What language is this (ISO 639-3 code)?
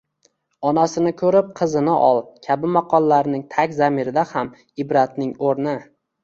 uzb